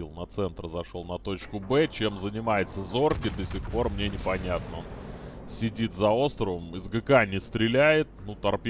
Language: Russian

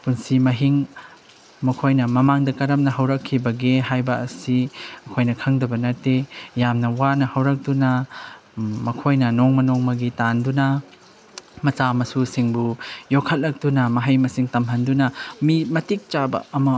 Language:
Manipuri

